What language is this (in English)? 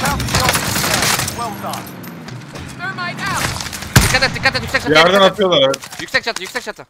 Turkish